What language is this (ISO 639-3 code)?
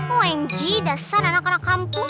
ind